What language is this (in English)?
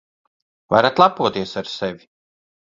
Latvian